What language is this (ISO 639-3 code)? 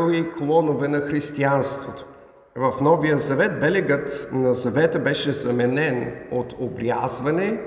bul